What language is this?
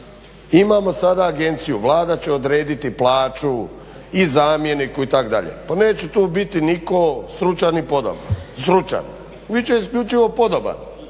Croatian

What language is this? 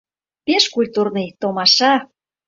Mari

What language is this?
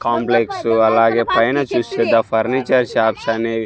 Telugu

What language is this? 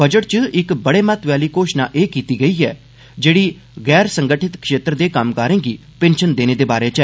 Dogri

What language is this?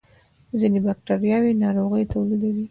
Pashto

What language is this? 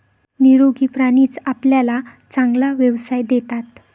Marathi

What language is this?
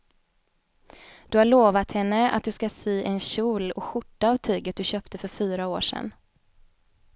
Swedish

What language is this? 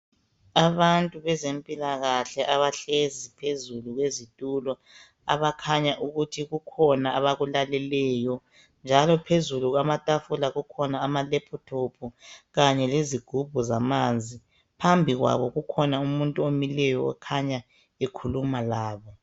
North Ndebele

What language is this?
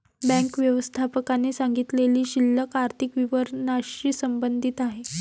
Marathi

